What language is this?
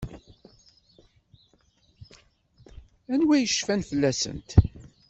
Kabyle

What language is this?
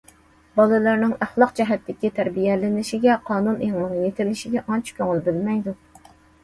Uyghur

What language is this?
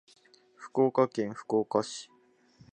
Japanese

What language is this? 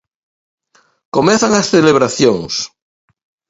Galician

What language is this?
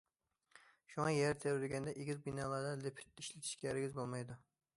Uyghur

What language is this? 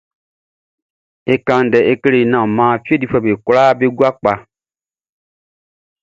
Baoulé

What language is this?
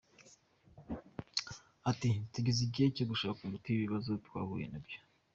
Kinyarwanda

